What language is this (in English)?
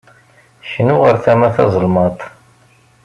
Kabyle